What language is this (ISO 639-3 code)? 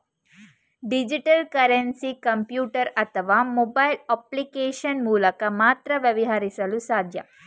kan